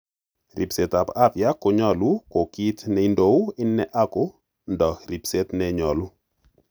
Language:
Kalenjin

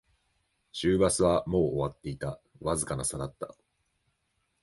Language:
Japanese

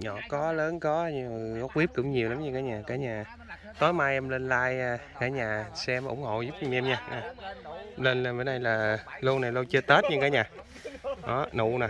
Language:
Vietnamese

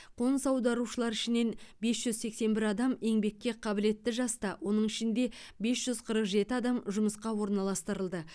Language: Kazakh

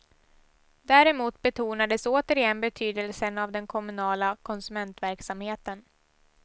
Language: Swedish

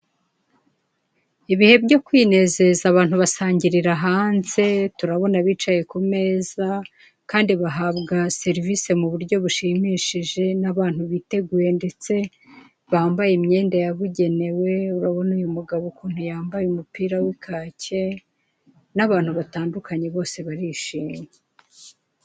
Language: Kinyarwanda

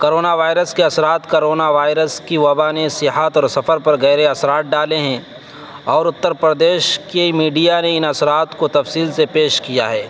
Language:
Urdu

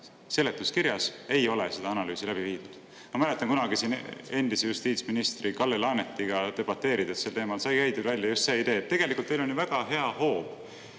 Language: Estonian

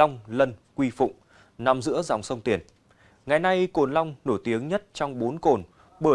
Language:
Vietnamese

